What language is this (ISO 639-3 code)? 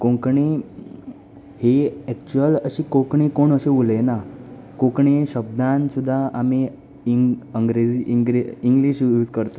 kok